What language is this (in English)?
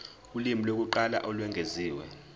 Zulu